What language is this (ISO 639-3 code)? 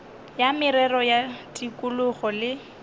nso